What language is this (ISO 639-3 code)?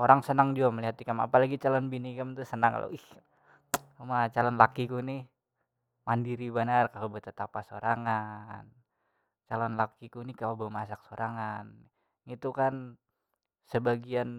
bjn